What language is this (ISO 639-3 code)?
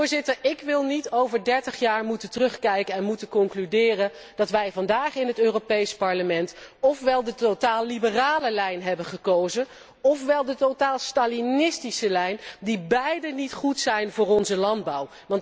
nld